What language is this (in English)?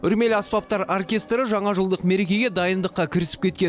Kazakh